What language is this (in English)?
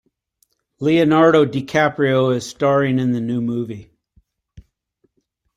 English